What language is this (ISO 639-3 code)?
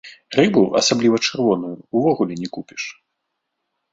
bel